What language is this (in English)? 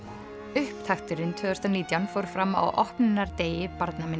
Icelandic